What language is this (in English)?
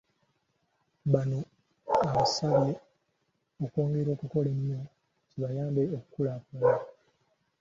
Ganda